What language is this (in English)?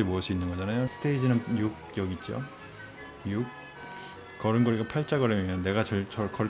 Korean